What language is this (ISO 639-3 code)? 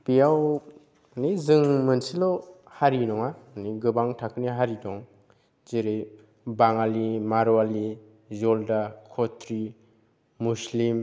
brx